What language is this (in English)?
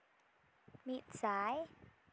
Santali